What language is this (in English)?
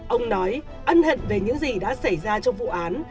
Vietnamese